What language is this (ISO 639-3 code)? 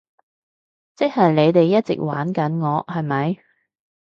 yue